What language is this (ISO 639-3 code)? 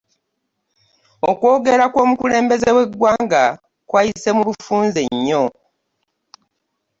lug